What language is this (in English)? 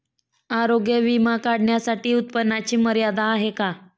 Marathi